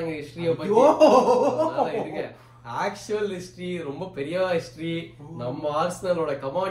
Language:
Tamil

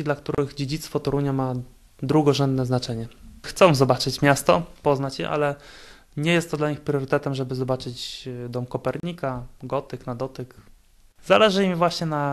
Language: Polish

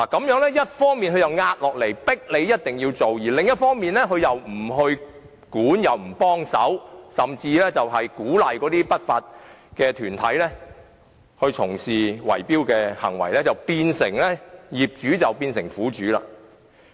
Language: Cantonese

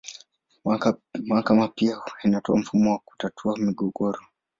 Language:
Swahili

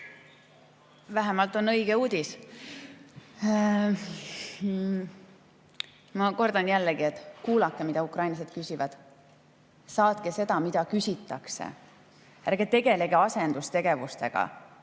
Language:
Estonian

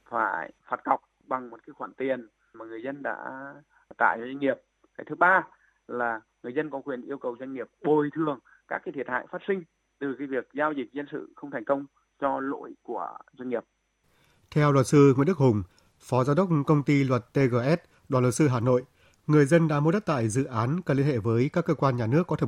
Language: Vietnamese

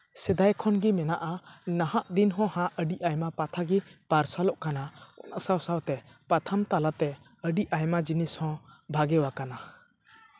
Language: Santali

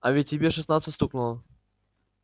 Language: Russian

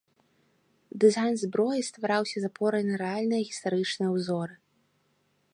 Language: Belarusian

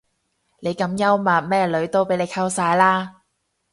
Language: Cantonese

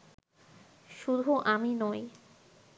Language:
Bangla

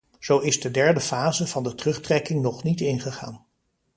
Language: Dutch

